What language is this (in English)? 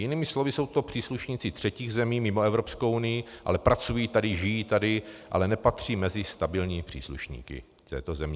Czech